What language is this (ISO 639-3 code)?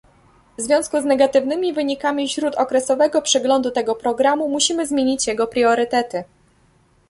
pol